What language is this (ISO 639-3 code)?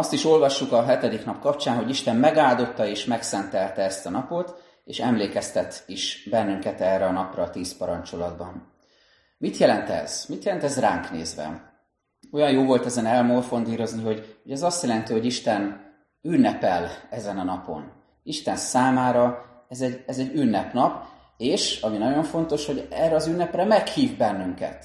hun